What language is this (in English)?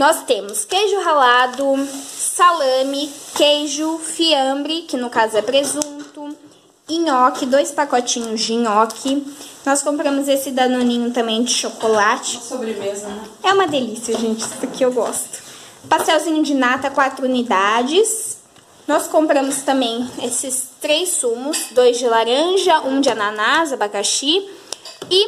Portuguese